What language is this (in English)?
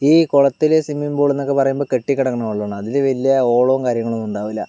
Malayalam